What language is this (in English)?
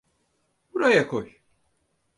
Turkish